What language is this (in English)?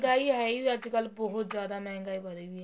Punjabi